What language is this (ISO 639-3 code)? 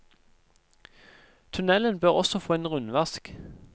nor